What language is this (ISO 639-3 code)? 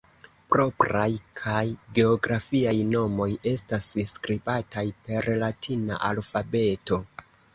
epo